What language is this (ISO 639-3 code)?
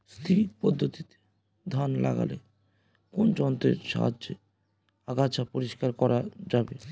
ben